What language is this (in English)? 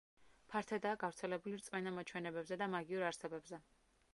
Georgian